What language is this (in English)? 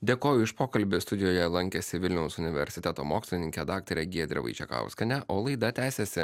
Lithuanian